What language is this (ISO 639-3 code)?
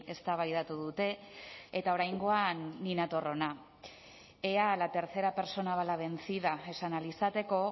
eus